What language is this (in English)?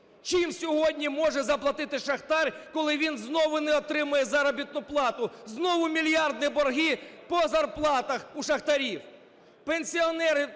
Ukrainian